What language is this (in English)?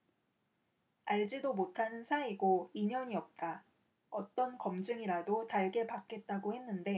Korean